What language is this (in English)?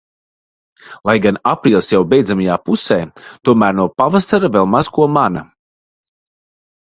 Latvian